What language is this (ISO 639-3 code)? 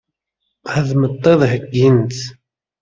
kab